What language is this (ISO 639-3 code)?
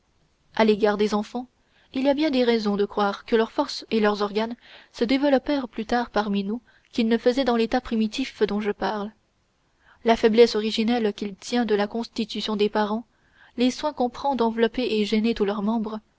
fra